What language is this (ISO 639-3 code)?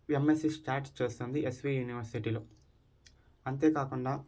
tel